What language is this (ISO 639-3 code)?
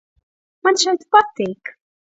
lav